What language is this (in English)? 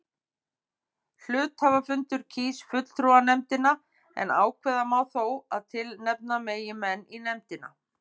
Icelandic